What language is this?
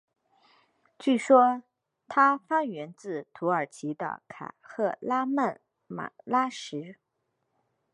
Chinese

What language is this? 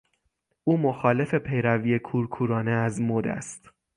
Persian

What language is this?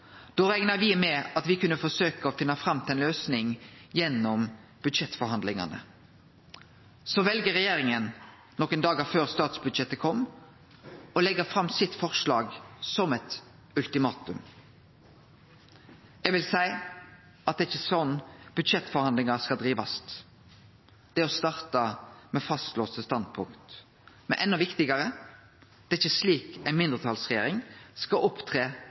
Norwegian Nynorsk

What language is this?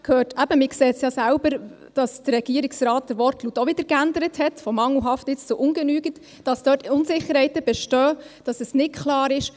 Swiss German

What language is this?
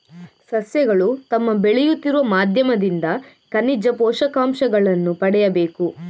Kannada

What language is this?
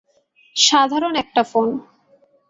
Bangla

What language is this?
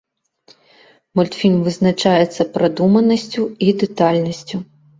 Belarusian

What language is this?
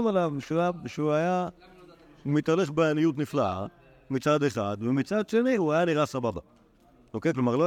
Hebrew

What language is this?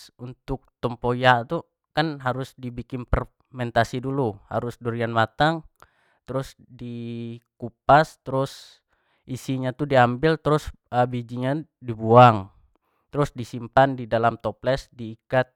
Jambi Malay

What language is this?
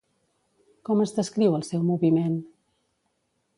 Catalan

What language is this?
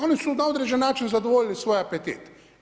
Croatian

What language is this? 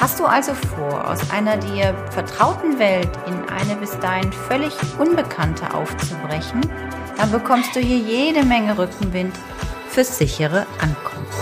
German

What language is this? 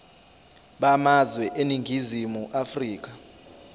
Zulu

